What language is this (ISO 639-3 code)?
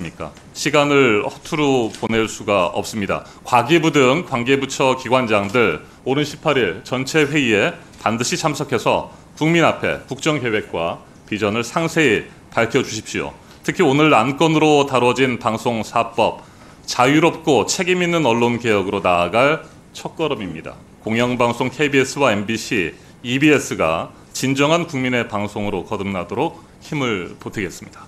kor